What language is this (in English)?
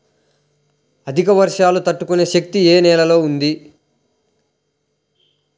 Telugu